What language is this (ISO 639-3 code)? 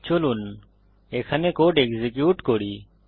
ben